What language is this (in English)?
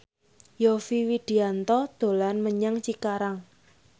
Javanese